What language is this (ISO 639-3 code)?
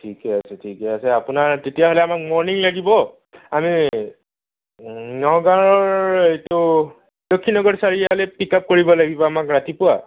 asm